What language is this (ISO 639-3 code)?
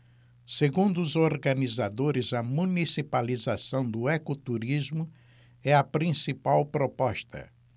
por